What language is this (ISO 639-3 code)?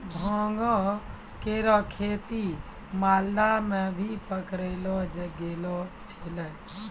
mai